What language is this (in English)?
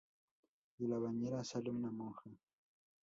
Spanish